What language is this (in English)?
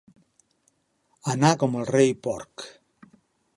Catalan